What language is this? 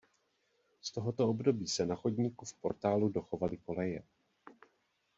Czech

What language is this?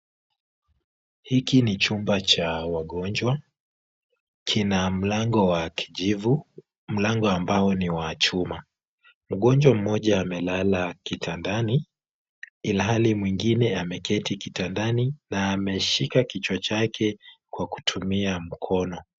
Swahili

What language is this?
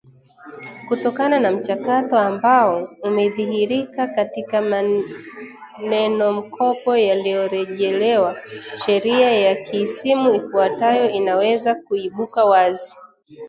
Swahili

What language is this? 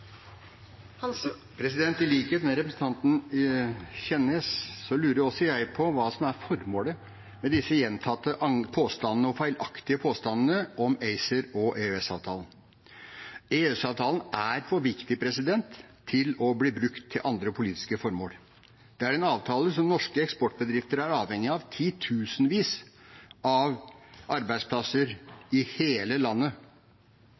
Norwegian Bokmål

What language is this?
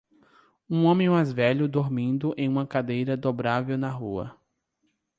Portuguese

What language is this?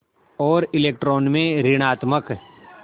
Hindi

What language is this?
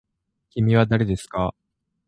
Japanese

